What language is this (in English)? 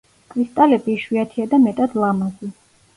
Georgian